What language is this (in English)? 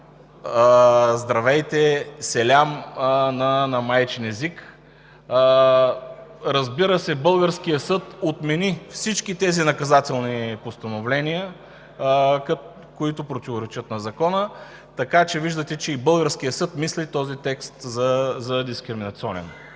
Bulgarian